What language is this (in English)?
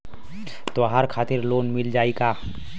Bhojpuri